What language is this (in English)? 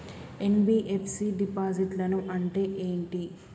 Telugu